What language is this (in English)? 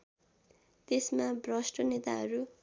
Nepali